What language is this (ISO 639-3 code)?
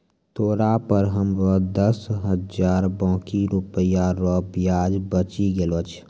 mai